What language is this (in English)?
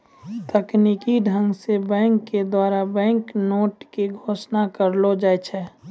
Maithili